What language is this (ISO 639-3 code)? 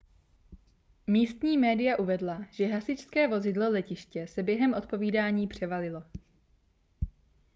ces